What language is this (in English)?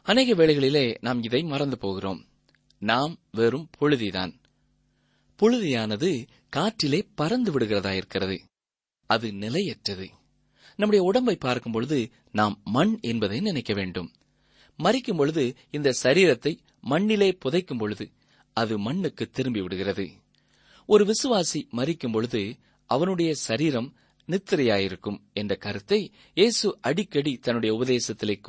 Tamil